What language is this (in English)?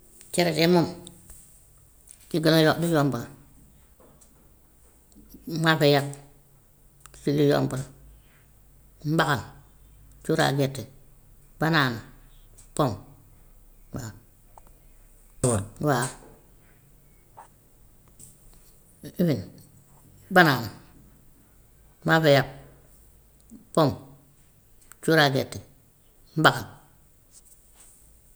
Gambian Wolof